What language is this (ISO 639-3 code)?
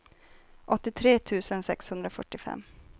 swe